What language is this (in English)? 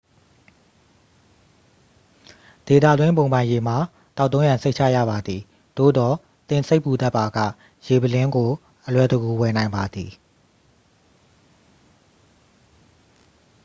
Burmese